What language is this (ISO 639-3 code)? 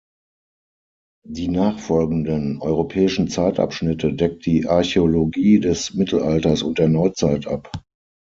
deu